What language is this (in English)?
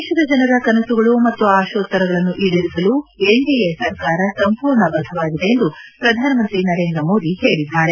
Kannada